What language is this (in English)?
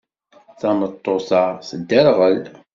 Kabyle